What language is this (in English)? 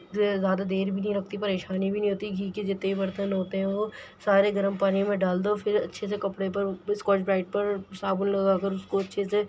Urdu